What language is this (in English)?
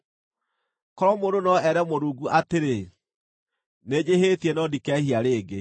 Kikuyu